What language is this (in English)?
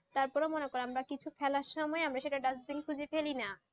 Bangla